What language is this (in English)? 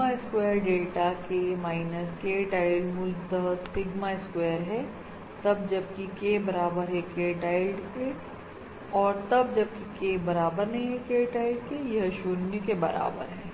Hindi